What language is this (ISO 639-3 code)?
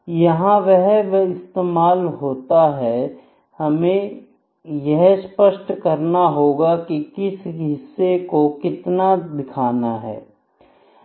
hin